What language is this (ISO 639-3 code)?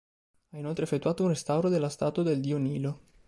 ita